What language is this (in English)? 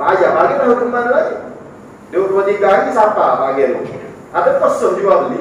Malay